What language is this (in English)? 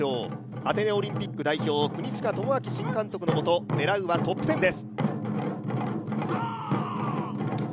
Japanese